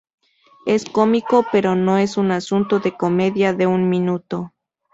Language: Spanish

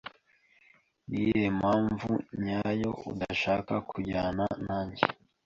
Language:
Kinyarwanda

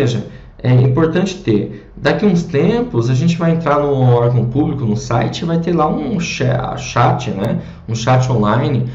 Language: Portuguese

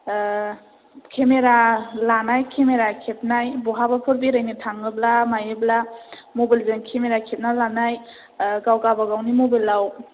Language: Bodo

